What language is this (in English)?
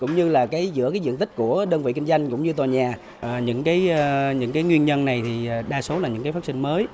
Vietnamese